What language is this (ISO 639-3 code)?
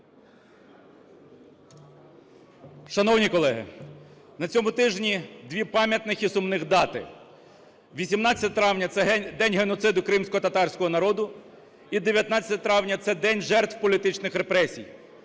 ukr